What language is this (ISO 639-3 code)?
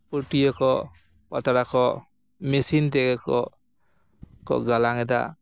sat